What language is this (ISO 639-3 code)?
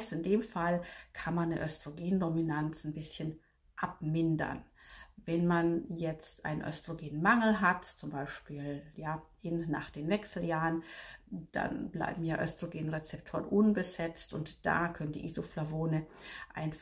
deu